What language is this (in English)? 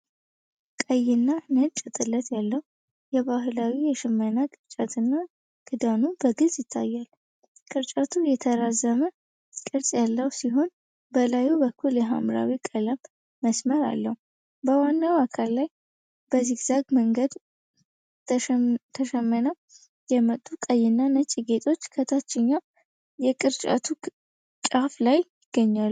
Amharic